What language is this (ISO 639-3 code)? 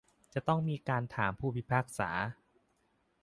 tha